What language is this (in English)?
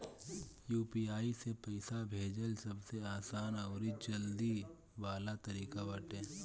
Bhojpuri